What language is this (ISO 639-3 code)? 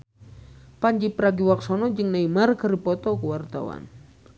sun